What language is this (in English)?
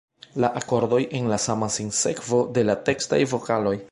Esperanto